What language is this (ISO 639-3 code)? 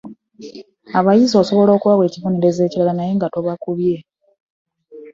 lug